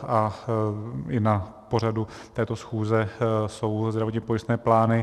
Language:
Czech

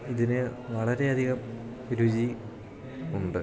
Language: Malayalam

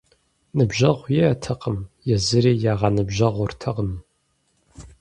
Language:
Kabardian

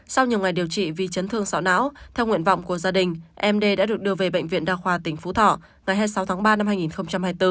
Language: Vietnamese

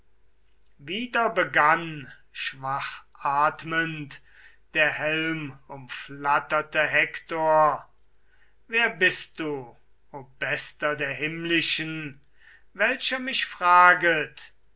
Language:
German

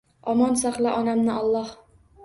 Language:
Uzbek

